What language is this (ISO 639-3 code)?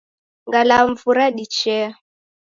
dav